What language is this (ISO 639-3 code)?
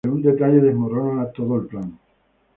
spa